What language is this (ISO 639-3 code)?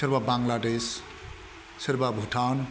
brx